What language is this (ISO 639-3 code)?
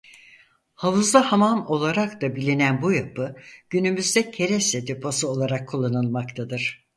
tur